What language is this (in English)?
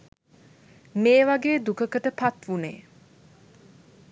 Sinhala